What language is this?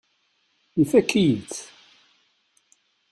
Kabyle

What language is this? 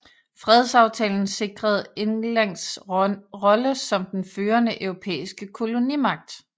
Danish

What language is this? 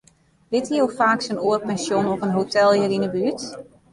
Western Frisian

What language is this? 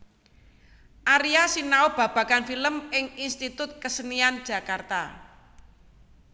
Javanese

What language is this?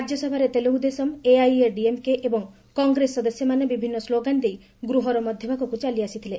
Odia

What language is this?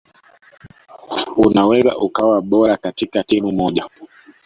Swahili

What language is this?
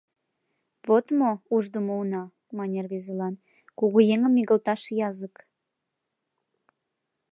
Mari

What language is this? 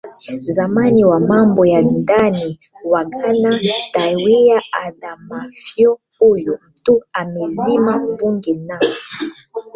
Swahili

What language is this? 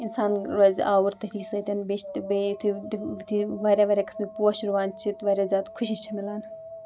Kashmiri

